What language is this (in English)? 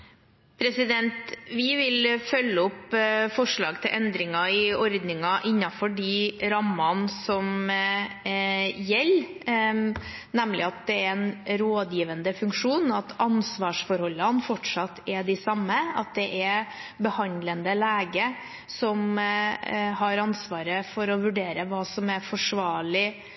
Norwegian Bokmål